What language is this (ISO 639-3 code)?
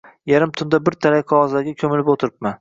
uzb